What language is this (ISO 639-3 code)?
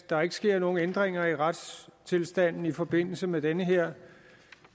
dan